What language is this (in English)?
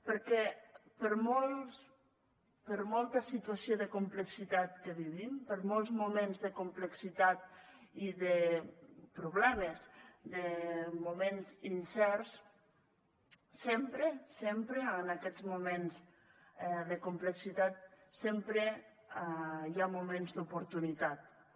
Catalan